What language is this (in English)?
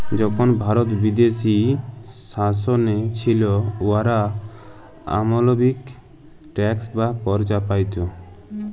Bangla